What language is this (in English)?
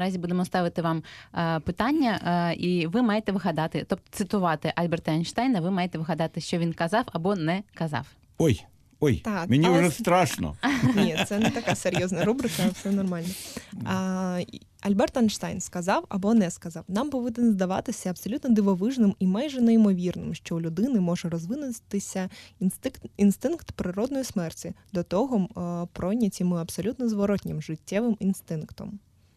Ukrainian